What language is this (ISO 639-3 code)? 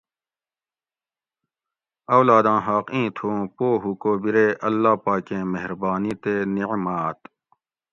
gwc